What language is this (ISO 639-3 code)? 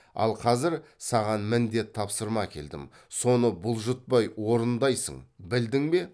kaz